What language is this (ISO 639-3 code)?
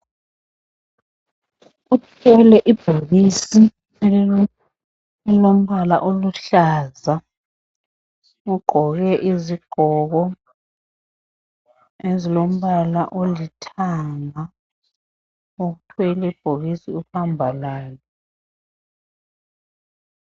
nde